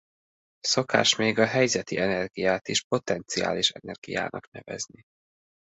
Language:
Hungarian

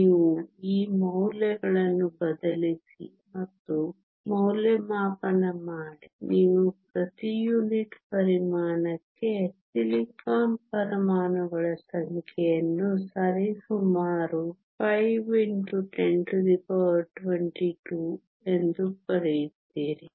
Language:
Kannada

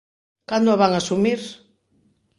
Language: Galician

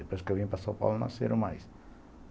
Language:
Portuguese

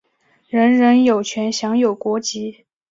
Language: Chinese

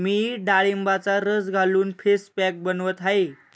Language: Marathi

